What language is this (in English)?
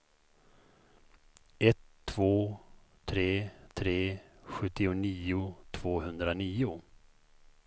Swedish